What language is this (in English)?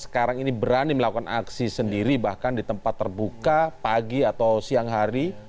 Indonesian